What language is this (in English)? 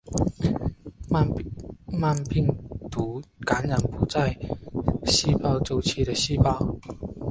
Chinese